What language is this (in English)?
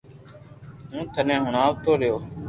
Loarki